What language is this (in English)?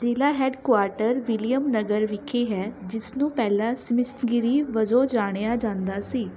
Punjabi